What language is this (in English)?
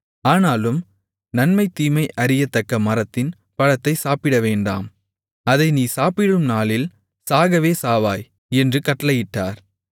Tamil